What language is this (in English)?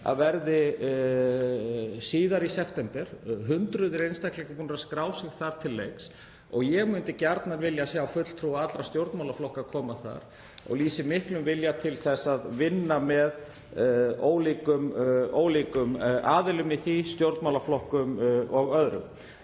Icelandic